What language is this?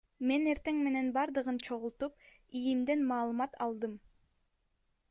Kyrgyz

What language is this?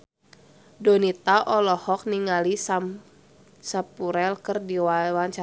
Sundanese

